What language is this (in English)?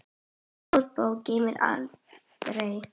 Icelandic